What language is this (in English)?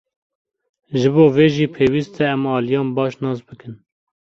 Kurdish